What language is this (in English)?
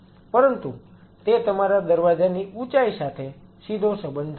Gujarati